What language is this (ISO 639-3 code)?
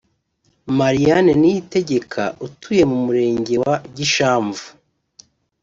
kin